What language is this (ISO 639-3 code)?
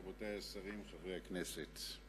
heb